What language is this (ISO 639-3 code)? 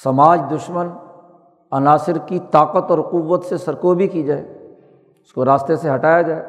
urd